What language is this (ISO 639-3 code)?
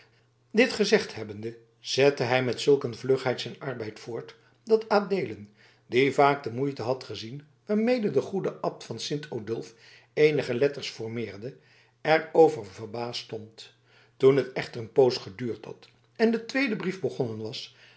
nld